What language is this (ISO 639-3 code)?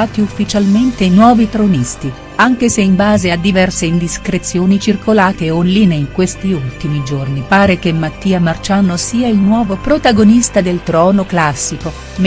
ita